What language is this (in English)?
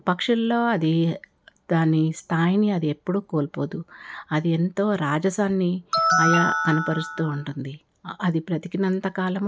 Telugu